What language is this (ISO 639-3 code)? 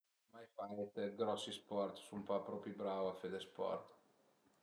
pms